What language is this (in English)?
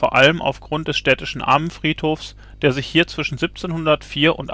German